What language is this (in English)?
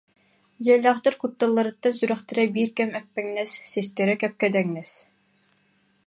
Yakut